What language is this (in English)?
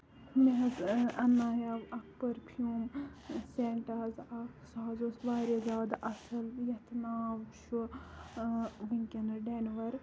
Kashmiri